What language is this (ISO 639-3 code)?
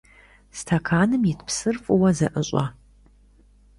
kbd